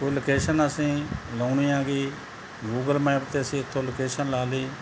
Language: Punjabi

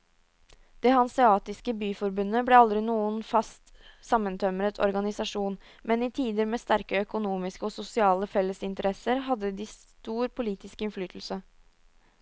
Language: Norwegian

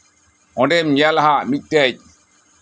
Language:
Santali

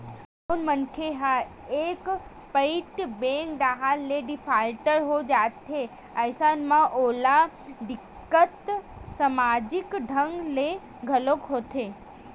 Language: Chhattisgarhi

